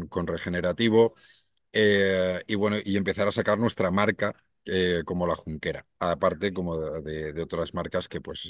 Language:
Spanish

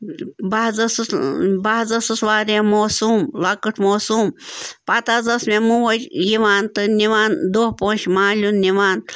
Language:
Kashmiri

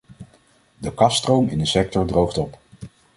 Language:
Dutch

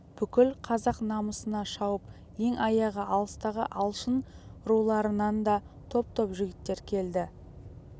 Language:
Kazakh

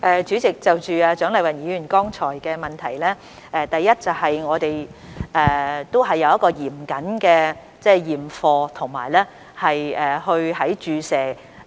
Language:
Cantonese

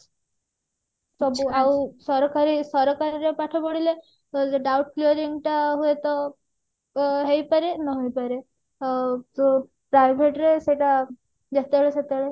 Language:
Odia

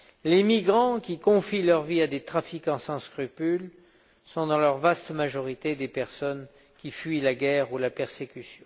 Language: French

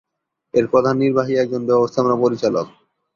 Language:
Bangla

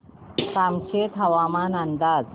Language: Marathi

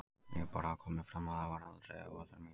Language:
Icelandic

